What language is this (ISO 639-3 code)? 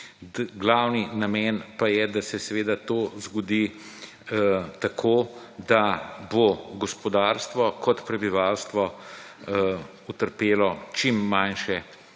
slv